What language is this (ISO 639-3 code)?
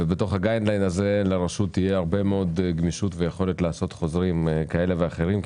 heb